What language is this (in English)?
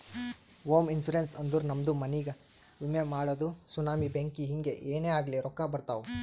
Kannada